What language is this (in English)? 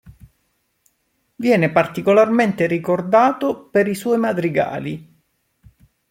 Italian